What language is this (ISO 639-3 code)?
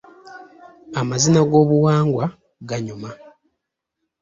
lug